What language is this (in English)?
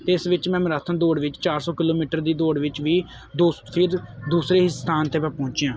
Punjabi